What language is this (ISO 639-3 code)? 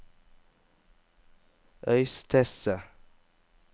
nor